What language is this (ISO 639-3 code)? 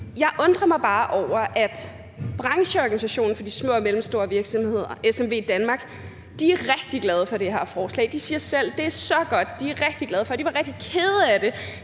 dan